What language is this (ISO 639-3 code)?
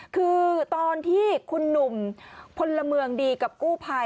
tha